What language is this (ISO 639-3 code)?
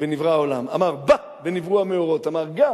heb